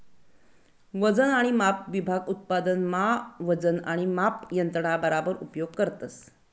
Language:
Marathi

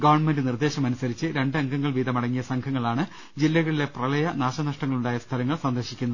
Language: Malayalam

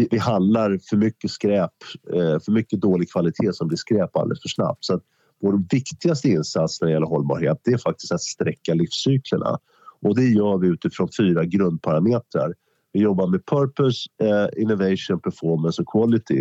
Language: Swedish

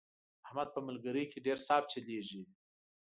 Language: Pashto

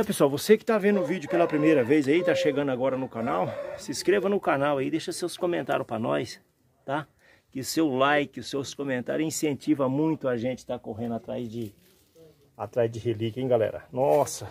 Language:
Portuguese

